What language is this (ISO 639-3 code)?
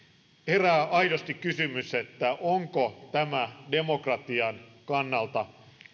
fin